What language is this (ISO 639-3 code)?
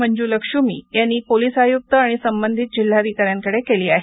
mar